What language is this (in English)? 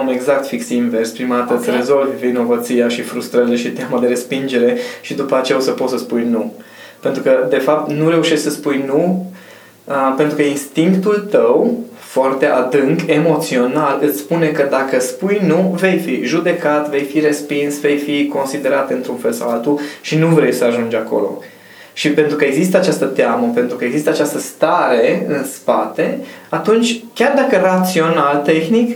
Romanian